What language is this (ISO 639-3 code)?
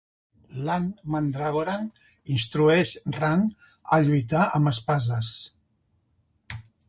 cat